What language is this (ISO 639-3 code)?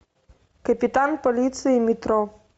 rus